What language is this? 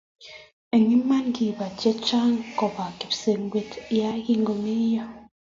Kalenjin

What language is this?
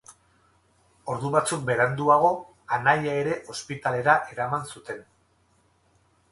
Basque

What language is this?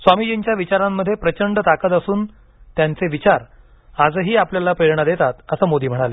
Marathi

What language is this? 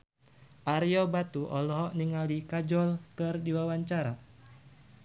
Sundanese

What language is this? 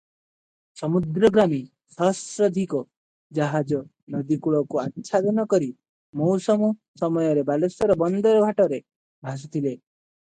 Odia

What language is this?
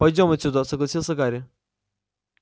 Russian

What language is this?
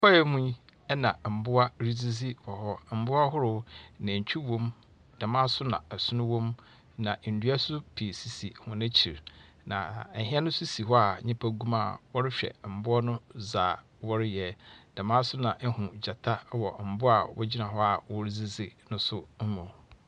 Akan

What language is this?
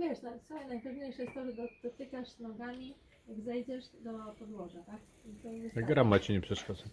Polish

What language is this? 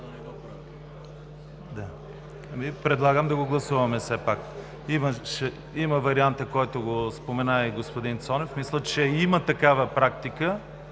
Bulgarian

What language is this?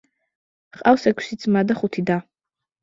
Georgian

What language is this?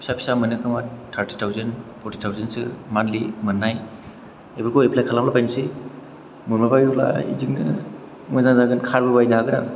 Bodo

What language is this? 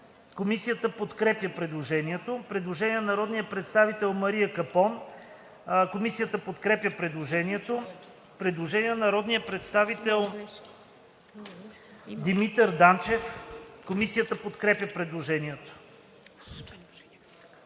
Bulgarian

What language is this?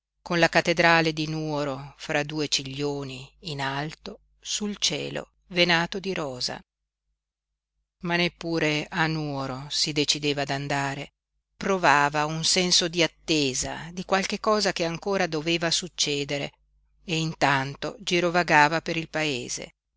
Italian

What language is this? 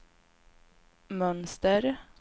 Swedish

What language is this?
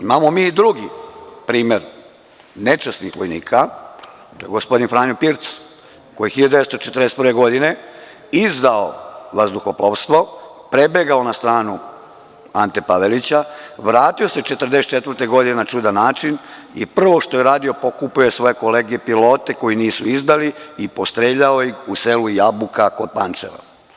Serbian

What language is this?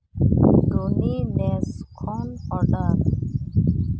Santali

